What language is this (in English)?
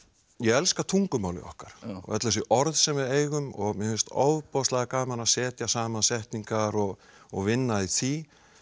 Icelandic